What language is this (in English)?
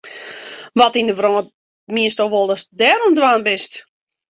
Western Frisian